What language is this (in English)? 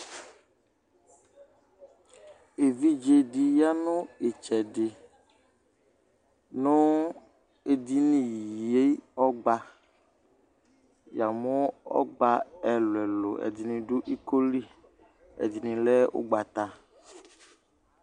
Ikposo